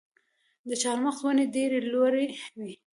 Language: Pashto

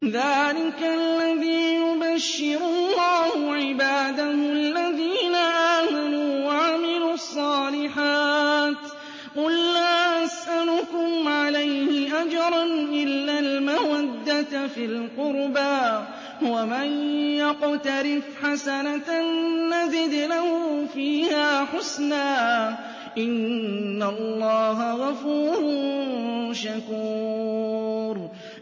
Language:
Arabic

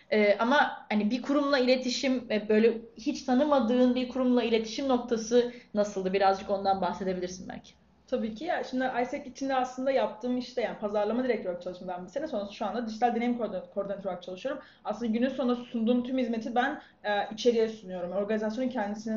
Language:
Turkish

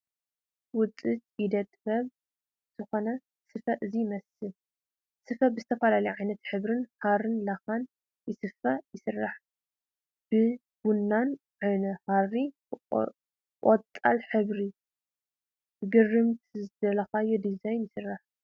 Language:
Tigrinya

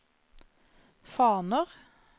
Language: Norwegian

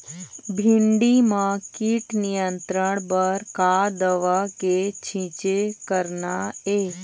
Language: Chhattisgarhi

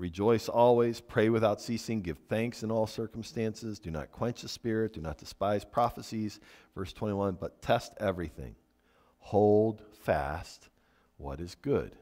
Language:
English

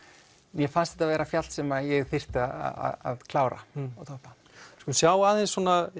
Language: Icelandic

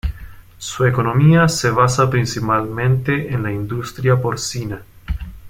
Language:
Spanish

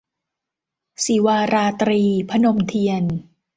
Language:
Thai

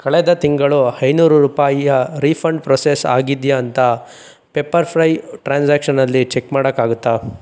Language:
Kannada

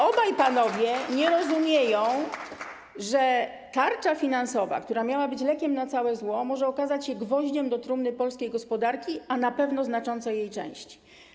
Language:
Polish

